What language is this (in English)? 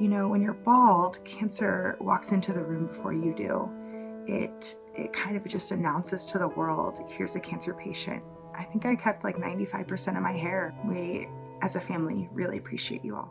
English